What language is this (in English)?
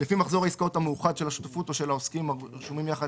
Hebrew